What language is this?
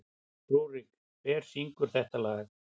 Icelandic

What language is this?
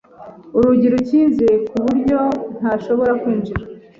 Kinyarwanda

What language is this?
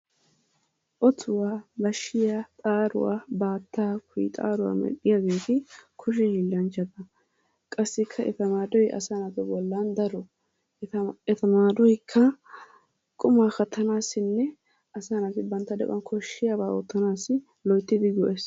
Wolaytta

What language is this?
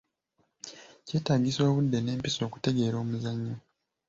Ganda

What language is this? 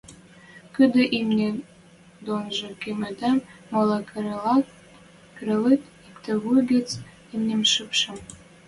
Western Mari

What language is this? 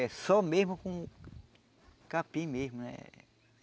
Portuguese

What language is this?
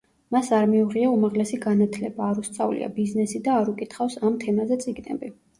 Georgian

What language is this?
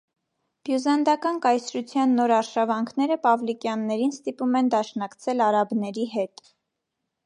Armenian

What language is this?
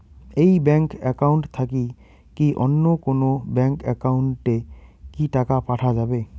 Bangla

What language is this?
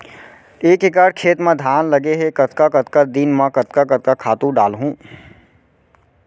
Chhattisgarhi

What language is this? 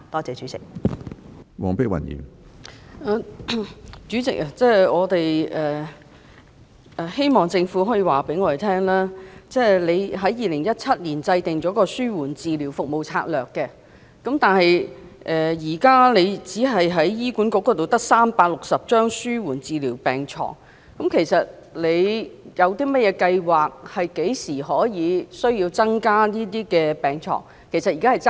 Cantonese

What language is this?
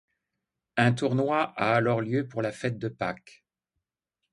French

